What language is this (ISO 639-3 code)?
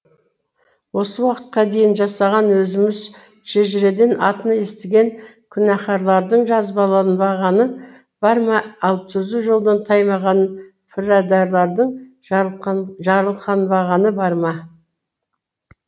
kaz